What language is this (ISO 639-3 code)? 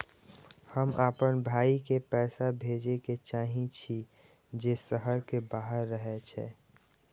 mai